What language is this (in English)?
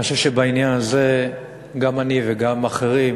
Hebrew